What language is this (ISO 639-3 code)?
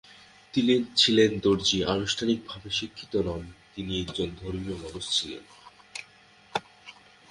ben